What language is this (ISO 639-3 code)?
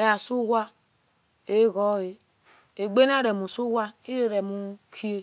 ish